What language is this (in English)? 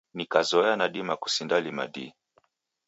Taita